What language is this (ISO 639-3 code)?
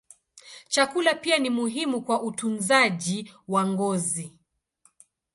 swa